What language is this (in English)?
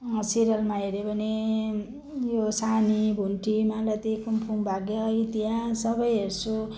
Nepali